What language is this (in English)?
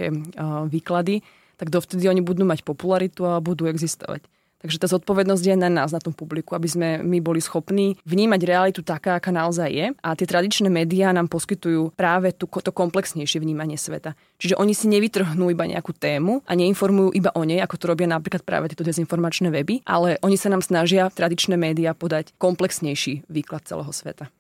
Slovak